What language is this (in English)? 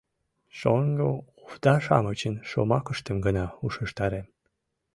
Mari